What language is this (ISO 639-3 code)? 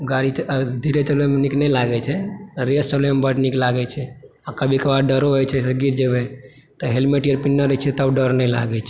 mai